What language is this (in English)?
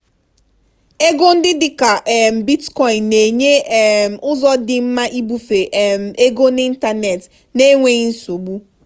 Igbo